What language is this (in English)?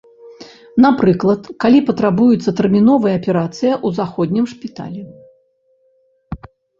Belarusian